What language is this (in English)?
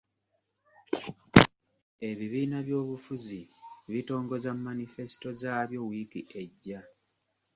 Ganda